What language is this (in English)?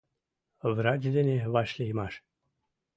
Mari